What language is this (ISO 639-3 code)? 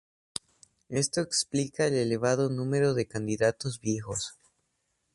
spa